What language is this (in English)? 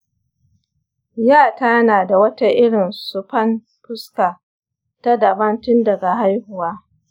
Hausa